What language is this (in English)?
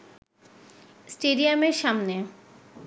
Bangla